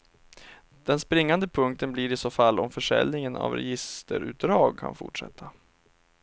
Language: Swedish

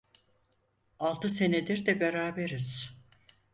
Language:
Turkish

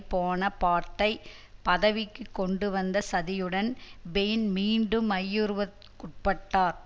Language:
Tamil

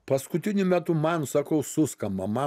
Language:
Lithuanian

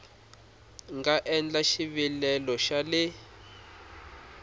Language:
Tsonga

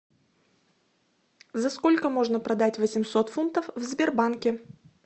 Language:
Russian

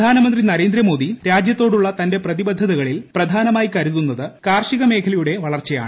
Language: Malayalam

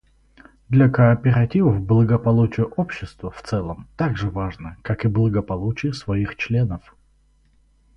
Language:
Russian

